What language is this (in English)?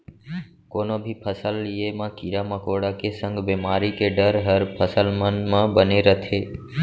Chhattisgarhi